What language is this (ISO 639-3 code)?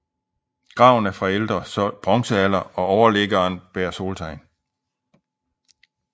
dan